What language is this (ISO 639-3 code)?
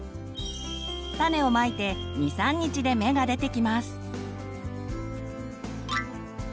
jpn